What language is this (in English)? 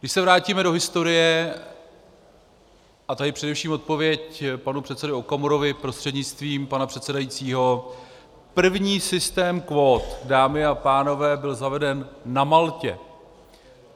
Czech